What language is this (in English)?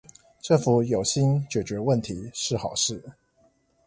Chinese